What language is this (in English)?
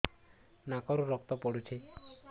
Odia